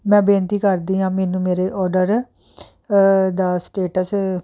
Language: Punjabi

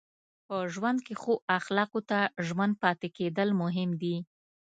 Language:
Pashto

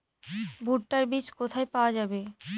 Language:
Bangla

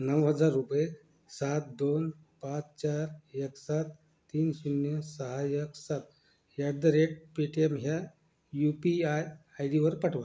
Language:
Marathi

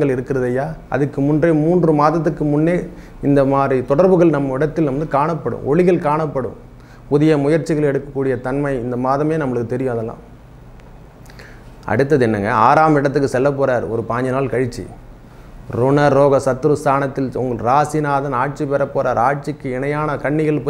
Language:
Vietnamese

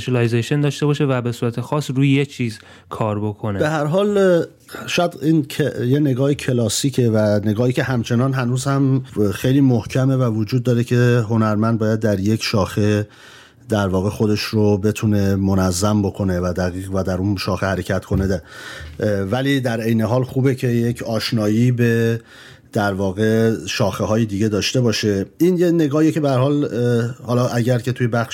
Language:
Persian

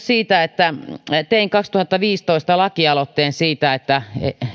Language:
Finnish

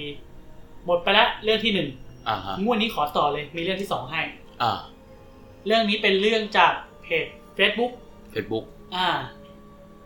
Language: Thai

